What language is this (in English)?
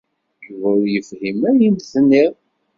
Kabyle